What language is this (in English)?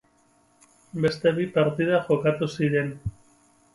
Basque